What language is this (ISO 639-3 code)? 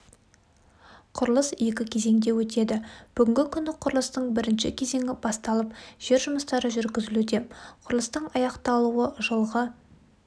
kaz